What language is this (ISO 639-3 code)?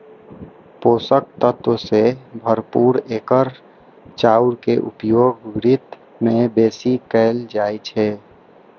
mai